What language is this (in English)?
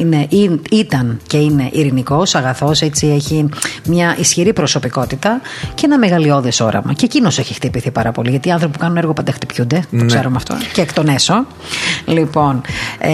Greek